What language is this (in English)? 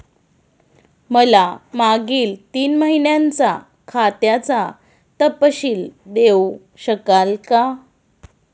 Marathi